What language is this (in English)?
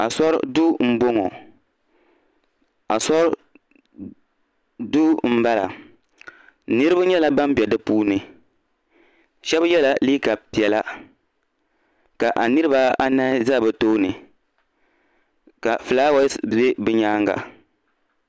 Dagbani